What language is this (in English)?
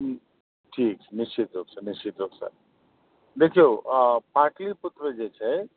Maithili